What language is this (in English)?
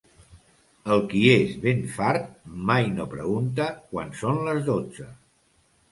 Catalan